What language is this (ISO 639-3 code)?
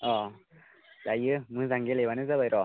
brx